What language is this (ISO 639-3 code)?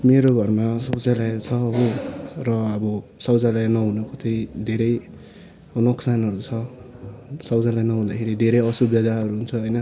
nep